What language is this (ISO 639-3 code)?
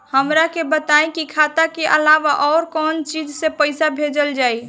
bho